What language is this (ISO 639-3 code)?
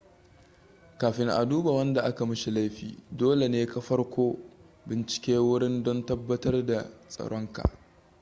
hau